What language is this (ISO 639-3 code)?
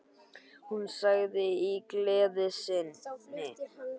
isl